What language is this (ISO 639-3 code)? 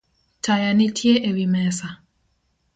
luo